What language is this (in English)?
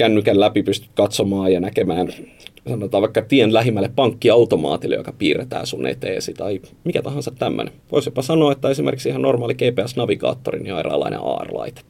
Finnish